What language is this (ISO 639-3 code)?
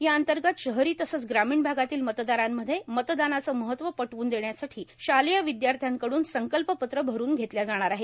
mar